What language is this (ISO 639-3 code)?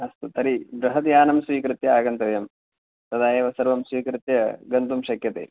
san